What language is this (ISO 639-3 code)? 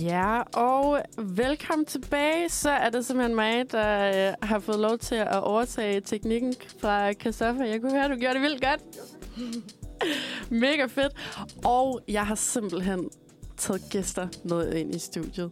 dan